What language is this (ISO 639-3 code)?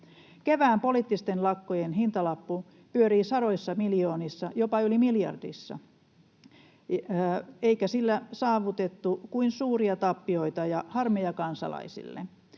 fin